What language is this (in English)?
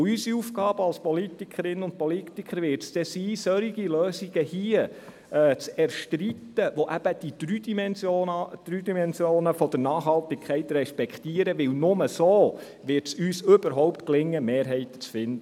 Swiss German